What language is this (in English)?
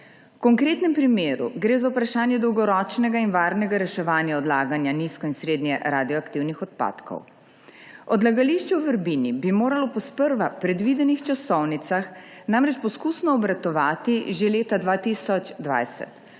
Slovenian